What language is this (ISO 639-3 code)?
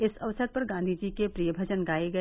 hin